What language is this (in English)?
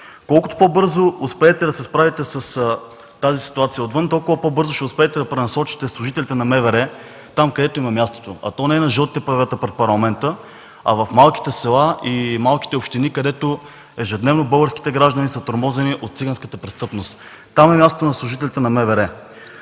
Bulgarian